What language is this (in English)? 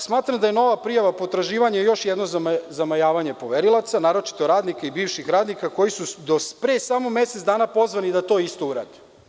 Serbian